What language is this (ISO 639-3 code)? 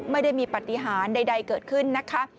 tha